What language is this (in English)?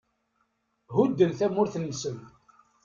Kabyle